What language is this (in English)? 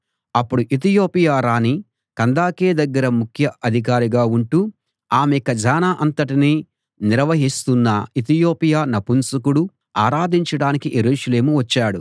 Telugu